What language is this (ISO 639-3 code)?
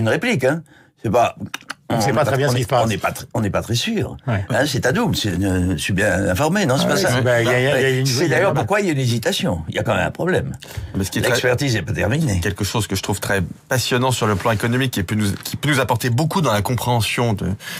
fra